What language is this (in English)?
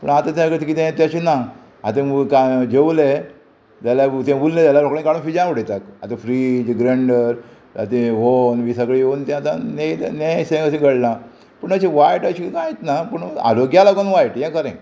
Konkani